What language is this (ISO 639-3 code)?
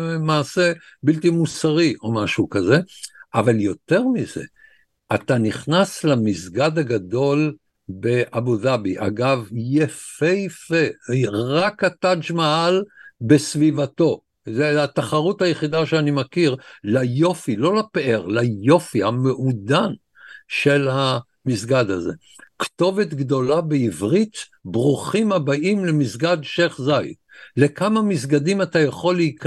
heb